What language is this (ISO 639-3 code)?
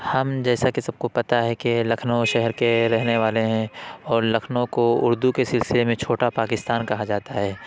urd